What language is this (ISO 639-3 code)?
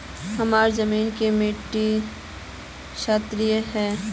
mag